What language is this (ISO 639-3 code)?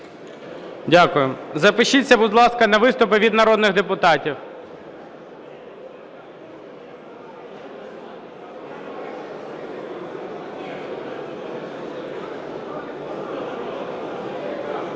ukr